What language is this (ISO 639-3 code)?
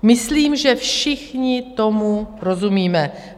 ces